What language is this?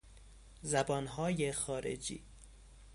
Persian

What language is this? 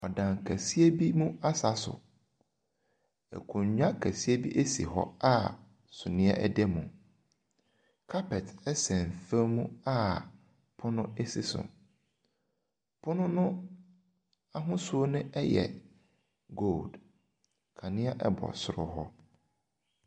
Akan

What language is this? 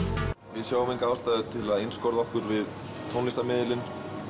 Icelandic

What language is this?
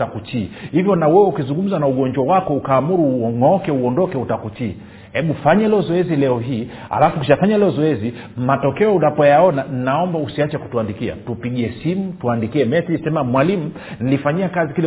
Swahili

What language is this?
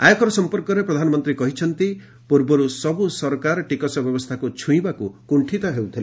Odia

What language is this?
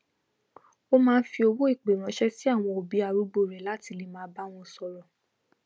Yoruba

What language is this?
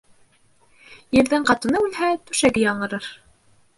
Bashkir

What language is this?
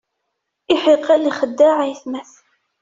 Kabyle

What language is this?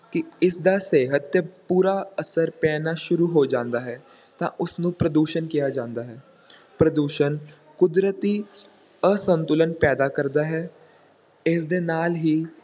Punjabi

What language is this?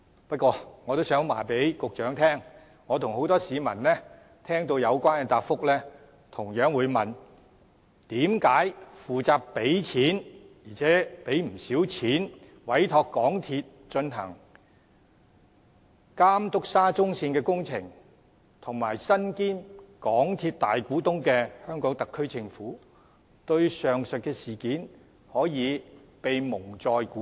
Cantonese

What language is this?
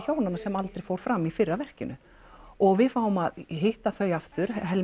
Icelandic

